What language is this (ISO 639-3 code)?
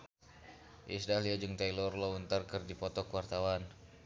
sun